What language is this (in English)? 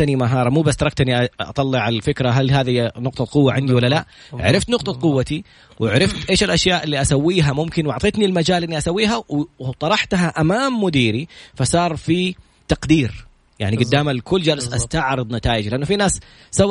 Arabic